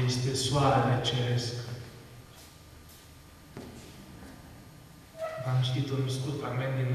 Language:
Romanian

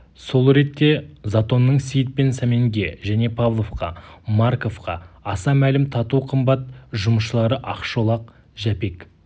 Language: Kazakh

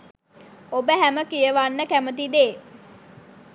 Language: Sinhala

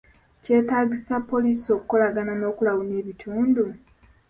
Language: Ganda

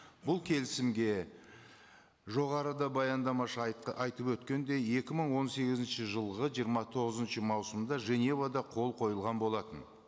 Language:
Kazakh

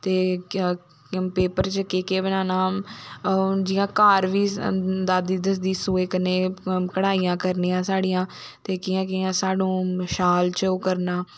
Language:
Dogri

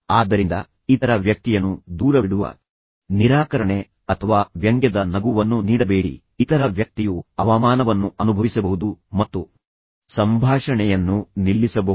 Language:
Kannada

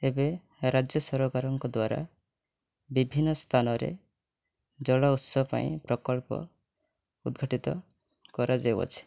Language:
Odia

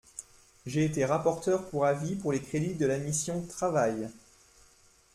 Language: French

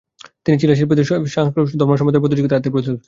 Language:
Bangla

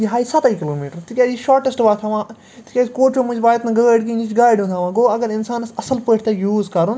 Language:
Kashmiri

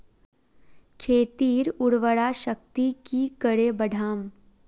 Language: Magahi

